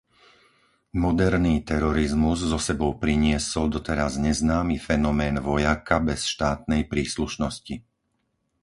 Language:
Slovak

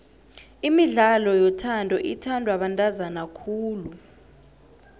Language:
South Ndebele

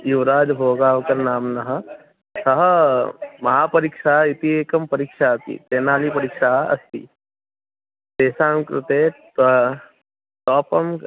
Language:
Sanskrit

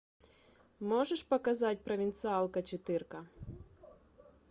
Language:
Russian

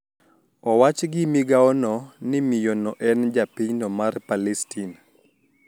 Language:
Luo (Kenya and Tanzania)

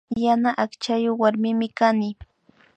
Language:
Imbabura Highland Quichua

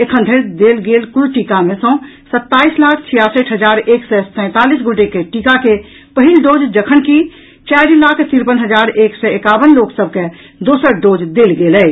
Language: Maithili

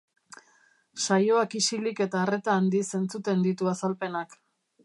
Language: Basque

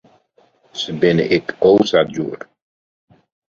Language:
Western Frisian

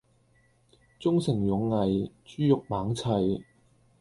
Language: Cantonese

